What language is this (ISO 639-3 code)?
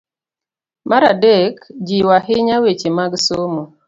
luo